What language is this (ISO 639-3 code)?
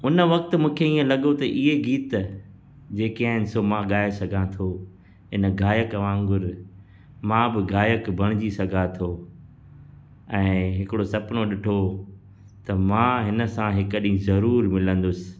snd